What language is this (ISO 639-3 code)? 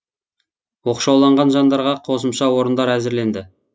kaz